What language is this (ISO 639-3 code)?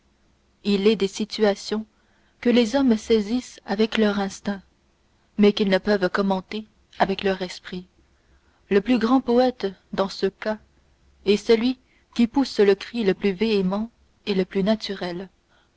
fra